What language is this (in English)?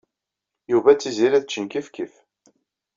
Kabyle